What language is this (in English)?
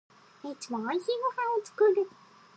Japanese